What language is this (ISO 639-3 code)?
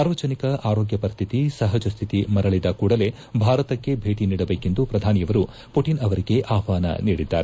kan